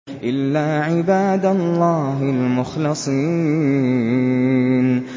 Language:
Arabic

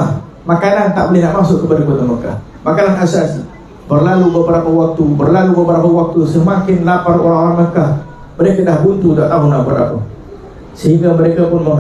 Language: Malay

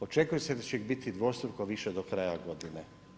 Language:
Croatian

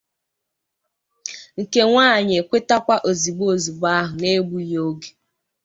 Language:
Igbo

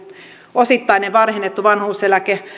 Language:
Finnish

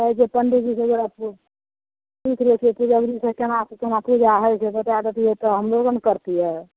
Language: Maithili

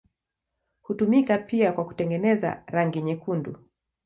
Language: Swahili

